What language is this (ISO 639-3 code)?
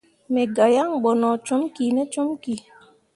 mua